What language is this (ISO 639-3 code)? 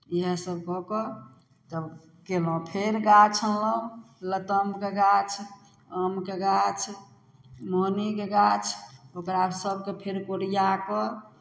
mai